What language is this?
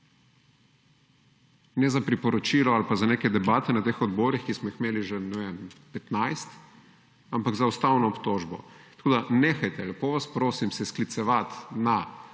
Slovenian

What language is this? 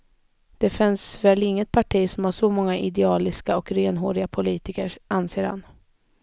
Swedish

